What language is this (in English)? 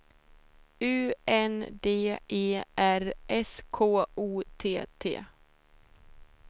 Swedish